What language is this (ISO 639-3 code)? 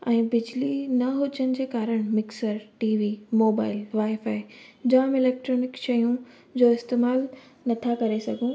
snd